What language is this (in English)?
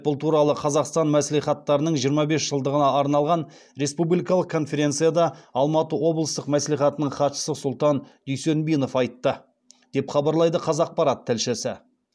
Kazakh